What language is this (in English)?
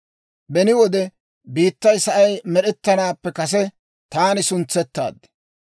Dawro